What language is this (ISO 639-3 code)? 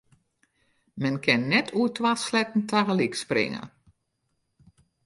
fry